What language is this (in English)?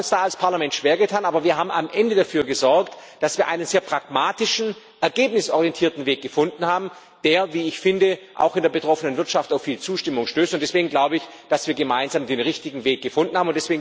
German